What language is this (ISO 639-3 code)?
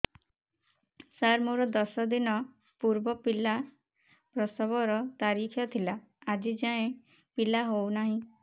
ori